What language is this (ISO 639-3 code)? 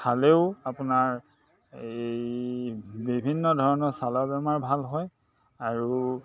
asm